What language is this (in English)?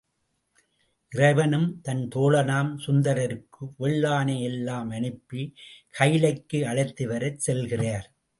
Tamil